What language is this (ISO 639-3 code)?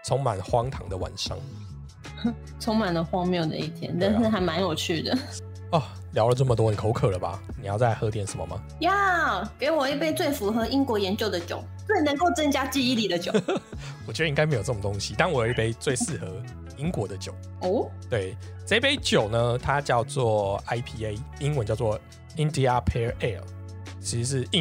zho